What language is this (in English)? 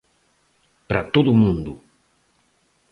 Galician